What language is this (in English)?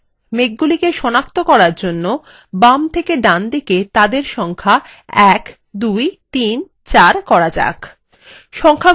Bangla